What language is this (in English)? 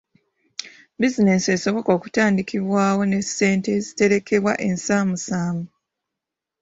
Ganda